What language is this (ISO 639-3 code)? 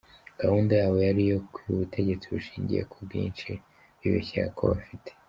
kin